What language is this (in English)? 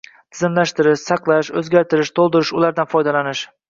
Uzbek